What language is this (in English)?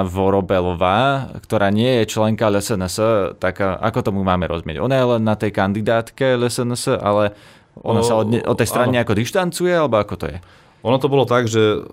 Slovak